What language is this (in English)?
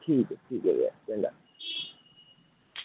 Dogri